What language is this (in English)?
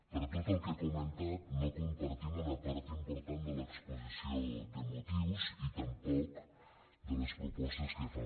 Catalan